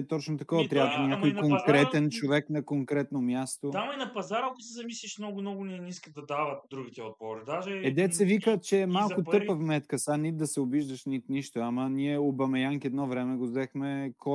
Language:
Bulgarian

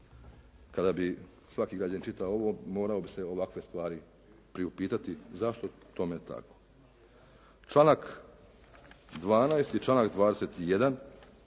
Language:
Croatian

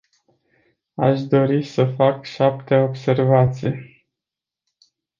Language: Romanian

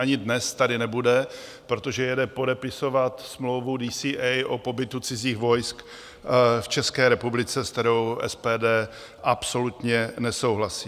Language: Czech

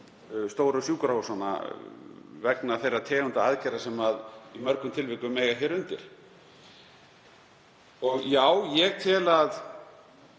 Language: Icelandic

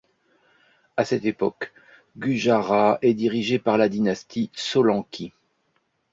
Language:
French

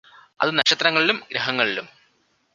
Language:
Malayalam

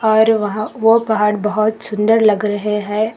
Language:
Hindi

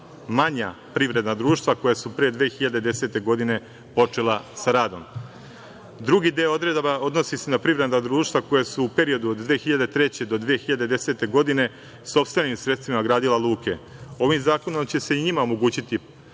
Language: Serbian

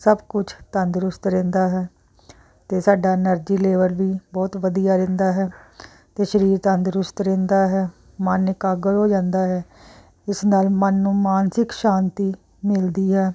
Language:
Punjabi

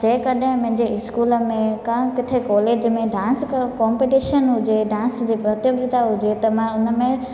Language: Sindhi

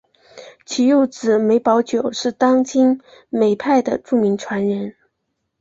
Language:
Chinese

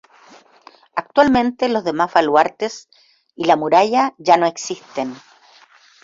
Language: Spanish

